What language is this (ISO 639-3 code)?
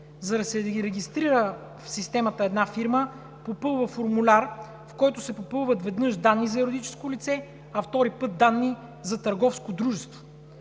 bul